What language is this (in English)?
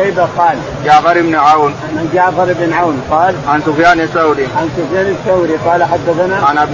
Arabic